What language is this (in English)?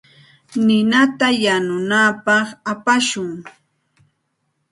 Santa Ana de Tusi Pasco Quechua